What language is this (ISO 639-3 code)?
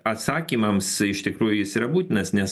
lit